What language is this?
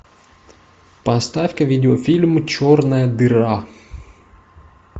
Russian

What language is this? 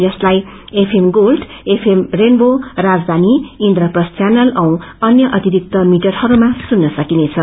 Nepali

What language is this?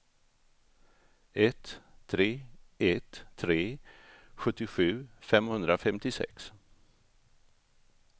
Swedish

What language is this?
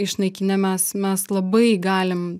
Lithuanian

